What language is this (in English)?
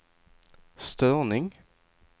Swedish